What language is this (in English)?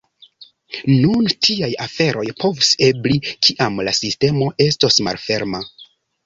Esperanto